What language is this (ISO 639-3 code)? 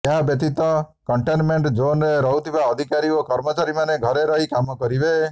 ori